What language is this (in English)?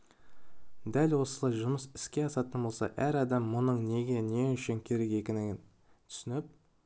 Kazakh